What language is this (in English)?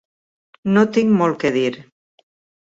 Catalan